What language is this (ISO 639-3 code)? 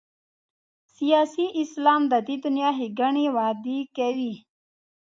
pus